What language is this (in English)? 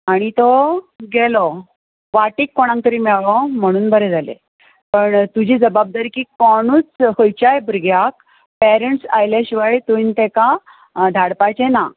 Konkani